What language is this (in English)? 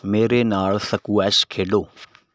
Punjabi